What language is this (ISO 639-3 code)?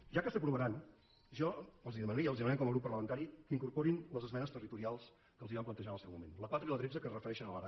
cat